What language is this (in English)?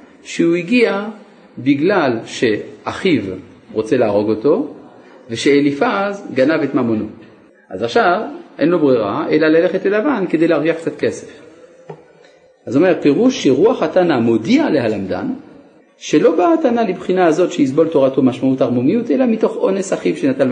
Hebrew